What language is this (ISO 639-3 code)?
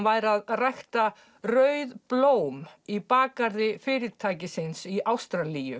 isl